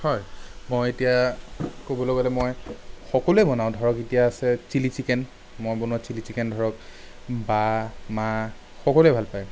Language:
Assamese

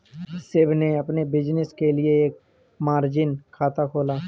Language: Hindi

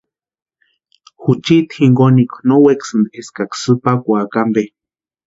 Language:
Western Highland Purepecha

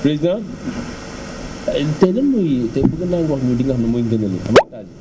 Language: Wolof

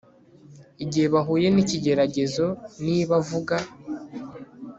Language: Kinyarwanda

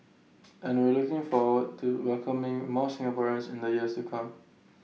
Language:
English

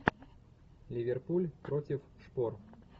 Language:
Russian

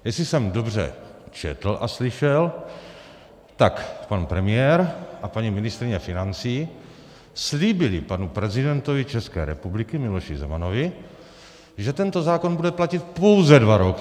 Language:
Czech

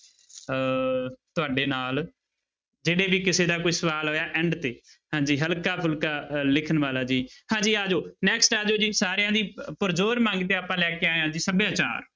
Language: Punjabi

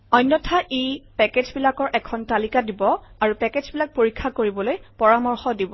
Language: Assamese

